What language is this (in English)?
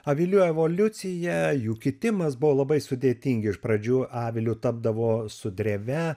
Lithuanian